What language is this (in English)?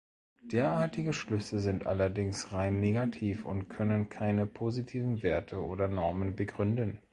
German